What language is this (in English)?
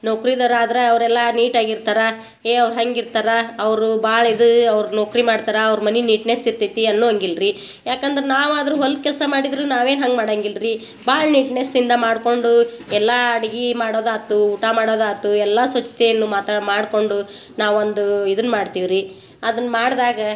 Kannada